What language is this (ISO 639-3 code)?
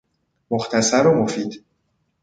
fas